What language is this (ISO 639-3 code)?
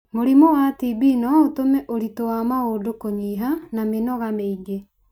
kik